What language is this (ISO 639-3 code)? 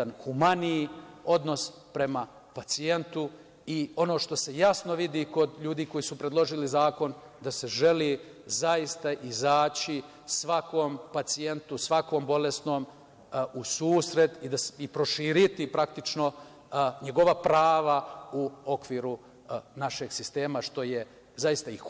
srp